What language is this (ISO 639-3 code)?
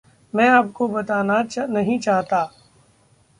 hin